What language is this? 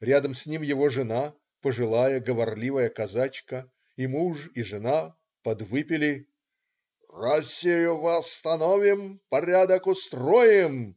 Russian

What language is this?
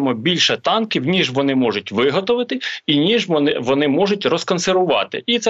Ukrainian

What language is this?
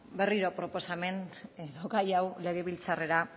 Basque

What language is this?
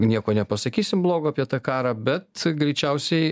Lithuanian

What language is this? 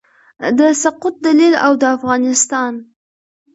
Pashto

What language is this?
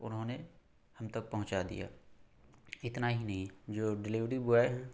Urdu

